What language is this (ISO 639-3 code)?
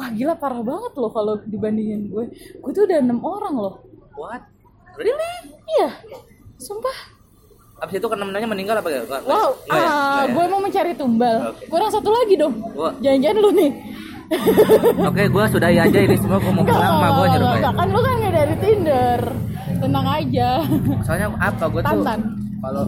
ind